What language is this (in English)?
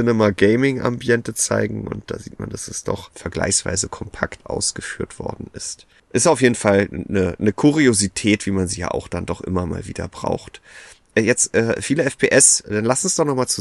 German